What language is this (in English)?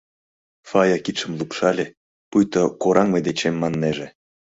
Mari